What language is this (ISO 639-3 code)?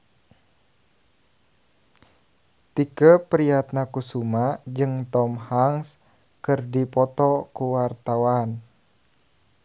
sun